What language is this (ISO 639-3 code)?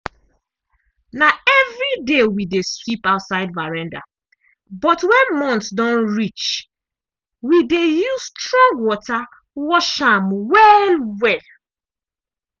pcm